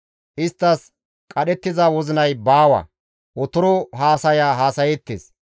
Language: Gamo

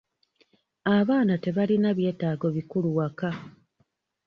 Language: Ganda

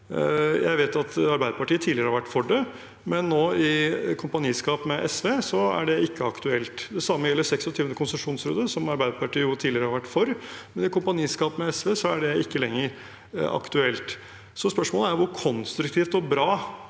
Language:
Norwegian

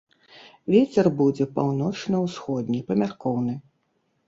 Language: Belarusian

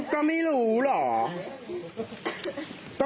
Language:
Thai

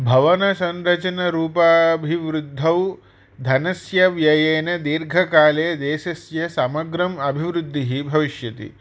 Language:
Sanskrit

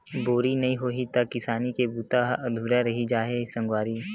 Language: Chhattisgarhi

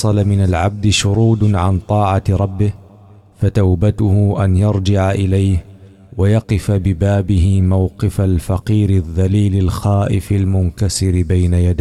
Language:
Arabic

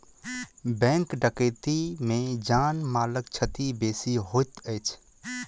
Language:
Maithili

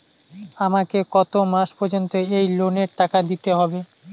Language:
Bangla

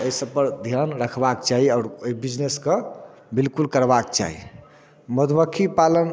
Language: Maithili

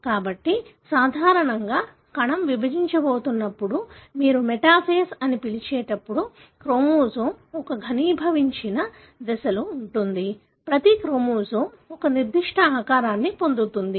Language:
Telugu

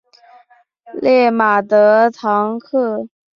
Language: Chinese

